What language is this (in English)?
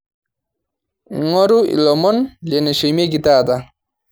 Masai